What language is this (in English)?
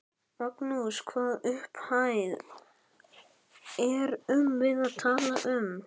Icelandic